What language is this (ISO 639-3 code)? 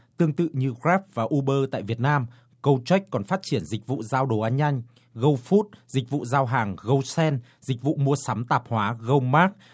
vie